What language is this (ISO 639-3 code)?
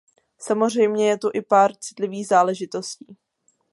ces